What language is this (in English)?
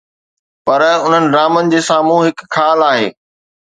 Sindhi